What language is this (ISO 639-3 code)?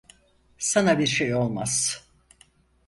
tur